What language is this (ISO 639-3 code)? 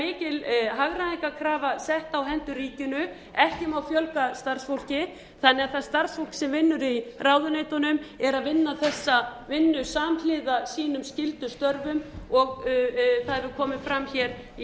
isl